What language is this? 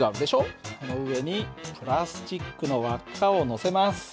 Japanese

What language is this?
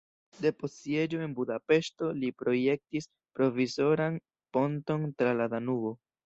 Esperanto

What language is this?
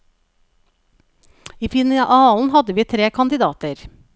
Norwegian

